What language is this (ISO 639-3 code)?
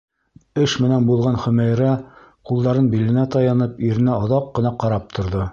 bak